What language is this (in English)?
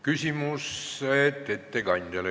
Estonian